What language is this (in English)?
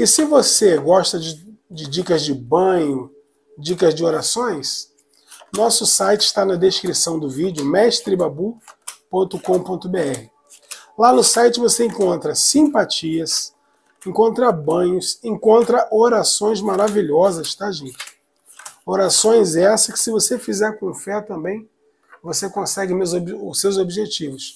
Portuguese